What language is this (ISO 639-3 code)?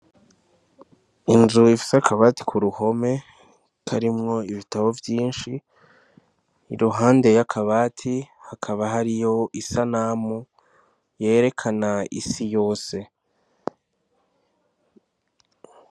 run